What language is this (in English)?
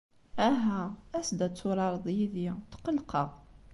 Kabyle